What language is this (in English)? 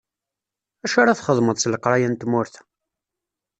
Kabyle